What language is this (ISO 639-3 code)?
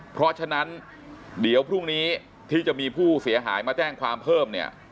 tha